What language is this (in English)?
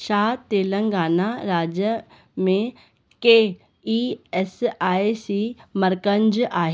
Sindhi